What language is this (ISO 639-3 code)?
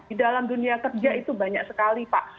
ind